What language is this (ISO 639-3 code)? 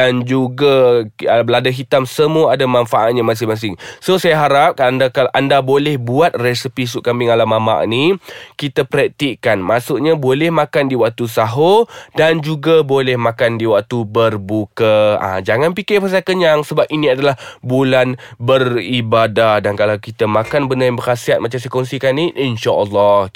msa